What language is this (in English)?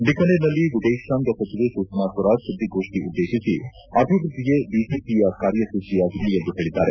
Kannada